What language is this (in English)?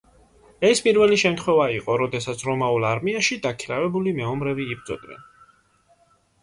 Georgian